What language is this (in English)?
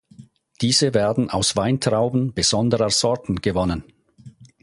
German